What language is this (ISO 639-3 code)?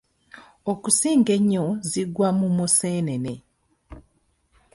lug